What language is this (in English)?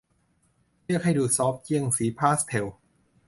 Thai